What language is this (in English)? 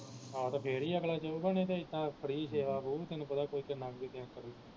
Punjabi